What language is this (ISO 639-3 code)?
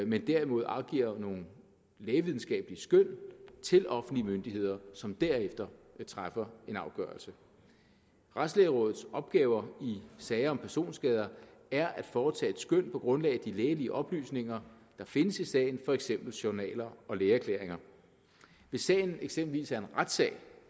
dan